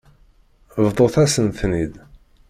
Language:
Kabyle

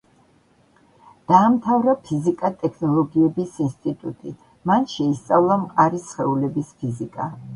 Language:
Georgian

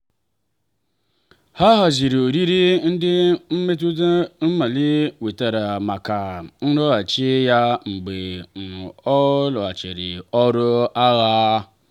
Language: Igbo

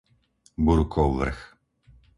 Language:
Slovak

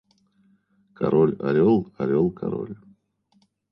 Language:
Russian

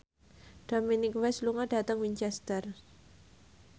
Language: Javanese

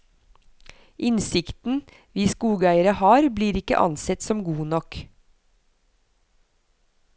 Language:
Norwegian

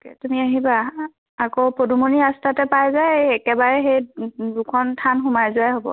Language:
Assamese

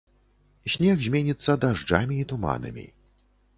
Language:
Belarusian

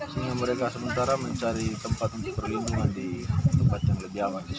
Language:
Indonesian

